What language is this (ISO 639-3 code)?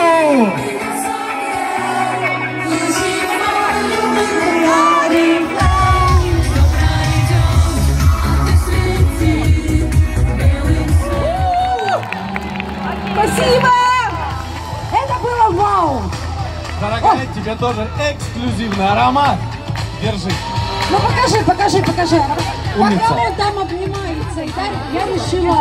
rus